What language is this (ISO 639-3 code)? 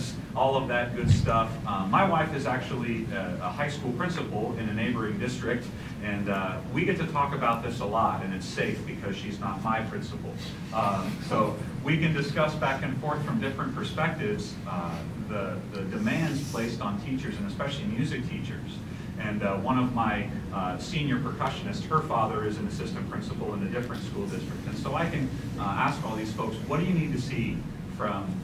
eng